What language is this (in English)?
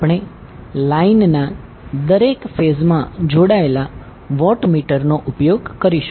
Gujarati